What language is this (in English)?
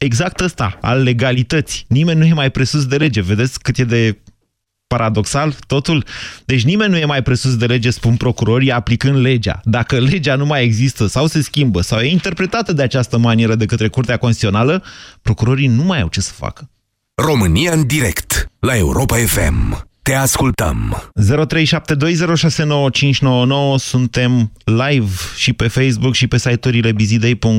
Romanian